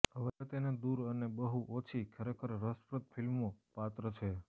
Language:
Gujarati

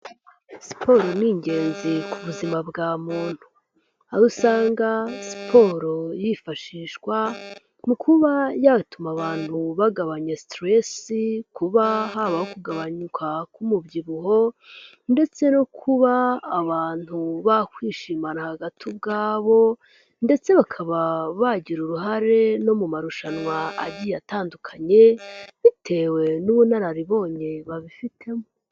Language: Kinyarwanda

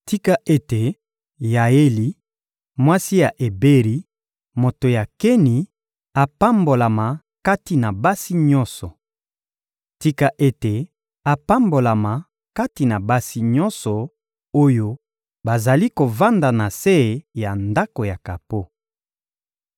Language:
Lingala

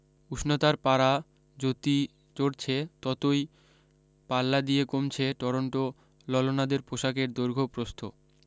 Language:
Bangla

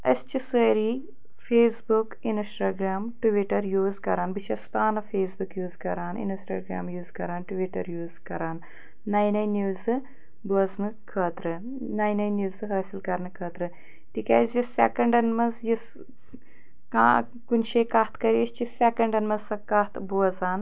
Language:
Kashmiri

